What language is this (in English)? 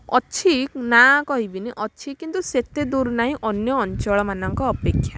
Odia